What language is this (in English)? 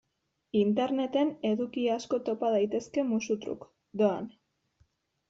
Basque